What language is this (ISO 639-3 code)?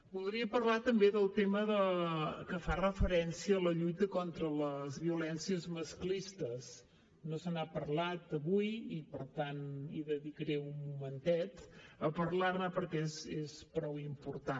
cat